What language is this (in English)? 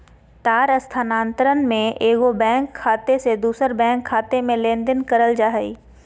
Magahi